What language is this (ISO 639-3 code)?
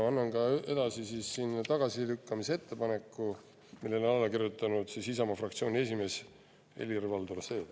est